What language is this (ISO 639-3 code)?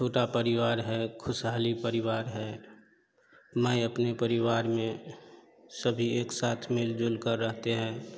hin